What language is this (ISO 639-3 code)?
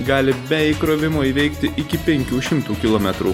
lit